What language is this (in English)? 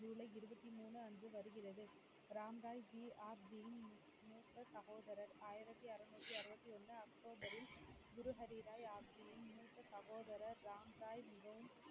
Tamil